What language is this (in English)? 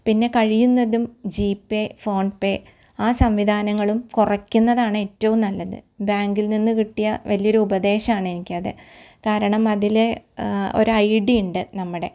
Malayalam